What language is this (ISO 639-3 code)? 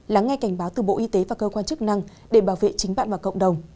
vie